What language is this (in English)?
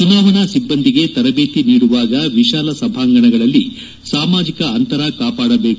Kannada